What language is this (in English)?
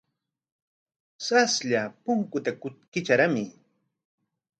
Corongo Ancash Quechua